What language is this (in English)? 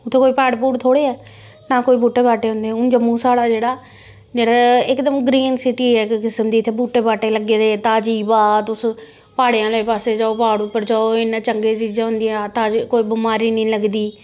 Dogri